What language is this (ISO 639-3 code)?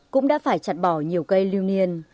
vie